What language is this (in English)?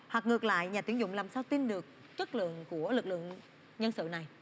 Vietnamese